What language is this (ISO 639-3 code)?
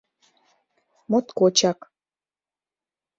chm